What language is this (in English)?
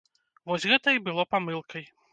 Belarusian